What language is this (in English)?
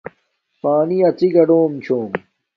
Domaaki